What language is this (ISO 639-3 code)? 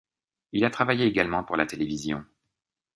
fra